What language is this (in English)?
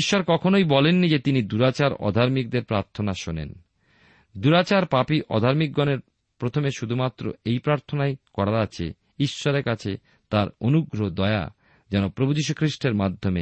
Bangla